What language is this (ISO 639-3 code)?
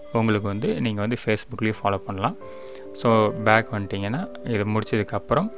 eng